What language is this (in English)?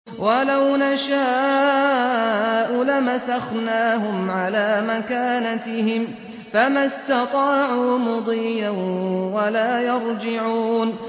Arabic